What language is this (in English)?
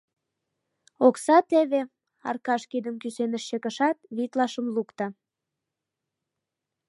Mari